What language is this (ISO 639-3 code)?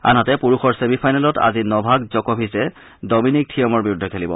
asm